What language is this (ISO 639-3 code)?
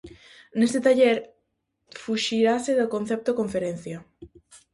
glg